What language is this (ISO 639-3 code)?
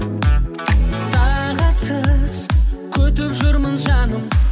kaz